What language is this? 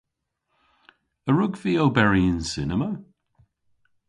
Cornish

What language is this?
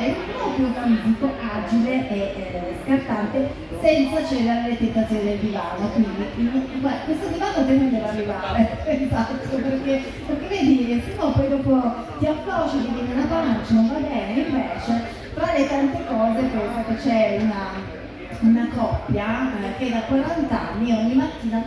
Italian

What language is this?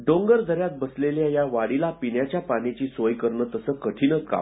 Marathi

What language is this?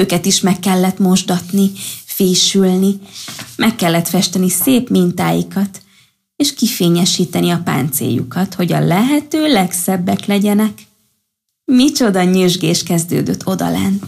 Hungarian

